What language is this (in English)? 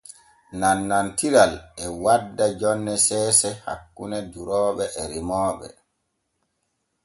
Borgu Fulfulde